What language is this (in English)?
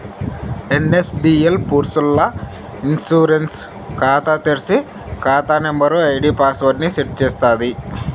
Telugu